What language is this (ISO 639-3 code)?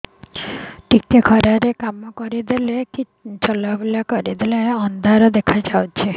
ori